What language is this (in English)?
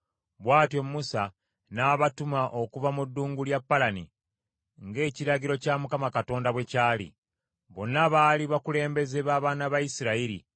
Ganda